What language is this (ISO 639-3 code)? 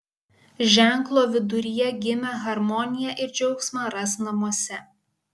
lit